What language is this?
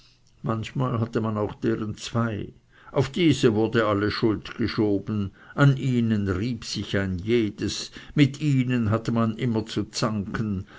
German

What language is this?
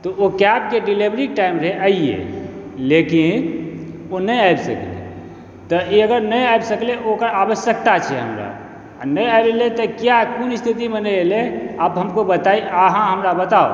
Maithili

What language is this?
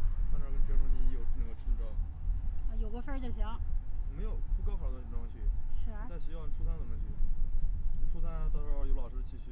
Chinese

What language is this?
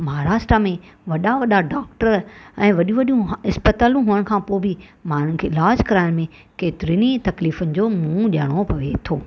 Sindhi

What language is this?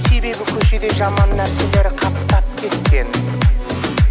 Kazakh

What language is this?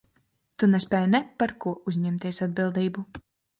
Latvian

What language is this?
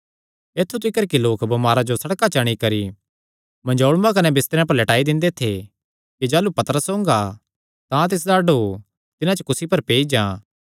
Kangri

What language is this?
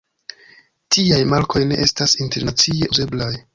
Esperanto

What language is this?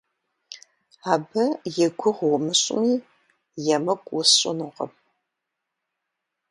Kabardian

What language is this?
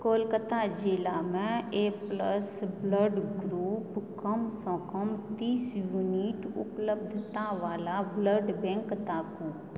Maithili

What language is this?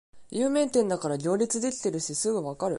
Japanese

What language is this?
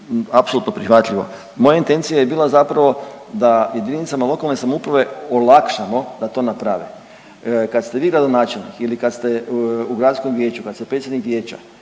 Croatian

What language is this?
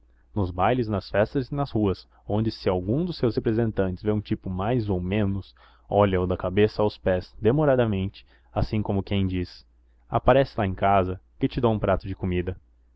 Portuguese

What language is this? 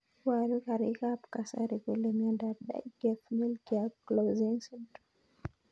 Kalenjin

